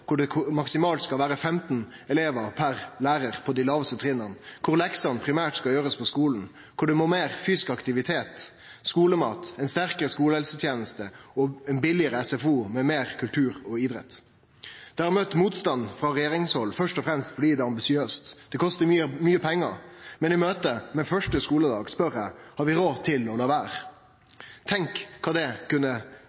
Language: Norwegian Nynorsk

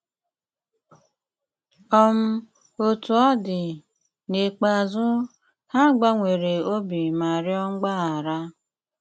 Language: Igbo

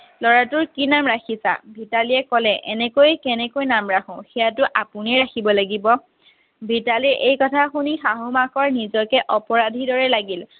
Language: Assamese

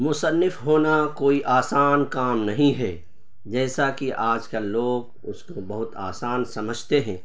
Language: Urdu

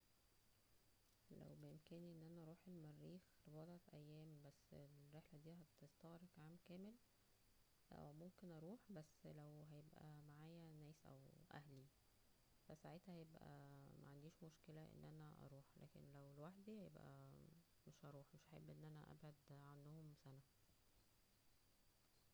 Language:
Egyptian Arabic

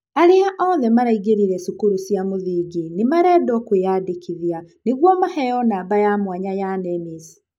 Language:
Kikuyu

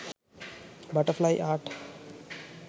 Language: Sinhala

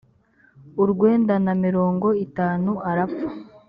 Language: Kinyarwanda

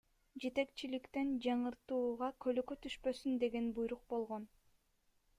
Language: Kyrgyz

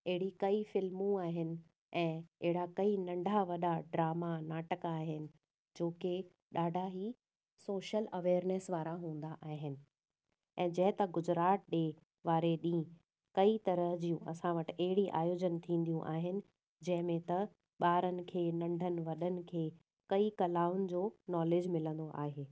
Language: Sindhi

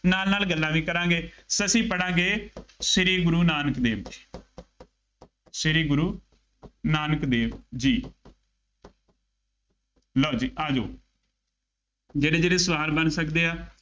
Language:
Punjabi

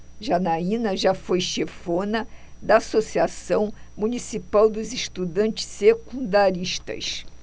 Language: Portuguese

